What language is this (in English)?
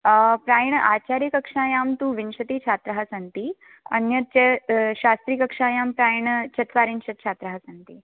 Sanskrit